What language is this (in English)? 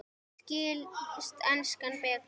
Icelandic